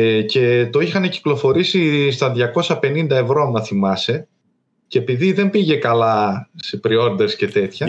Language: Greek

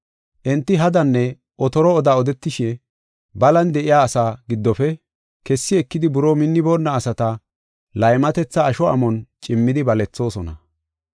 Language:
Gofa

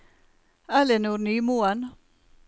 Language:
Norwegian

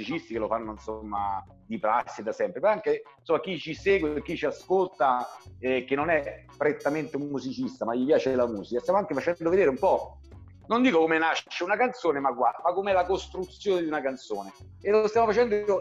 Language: Italian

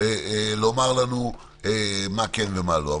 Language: Hebrew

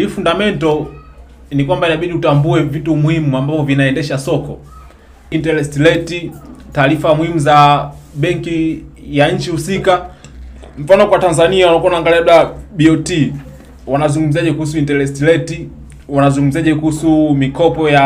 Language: Swahili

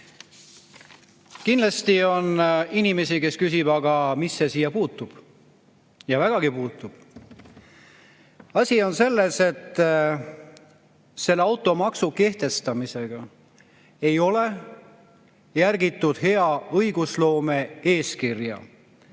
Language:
Estonian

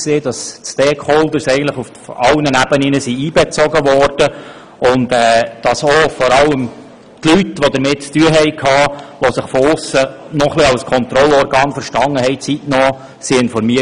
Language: Swiss German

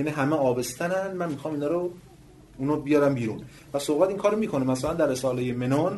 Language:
Persian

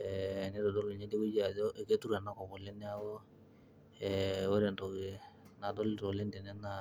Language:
Masai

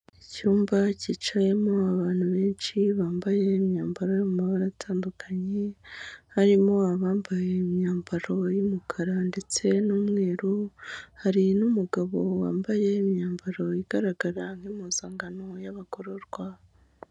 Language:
Kinyarwanda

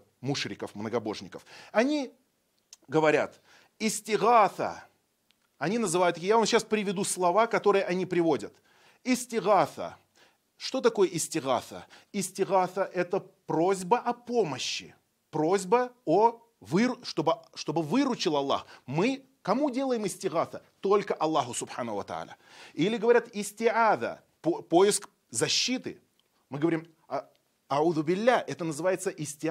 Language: Russian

